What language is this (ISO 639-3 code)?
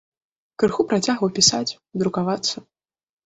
bel